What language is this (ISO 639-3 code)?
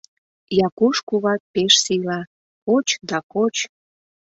chm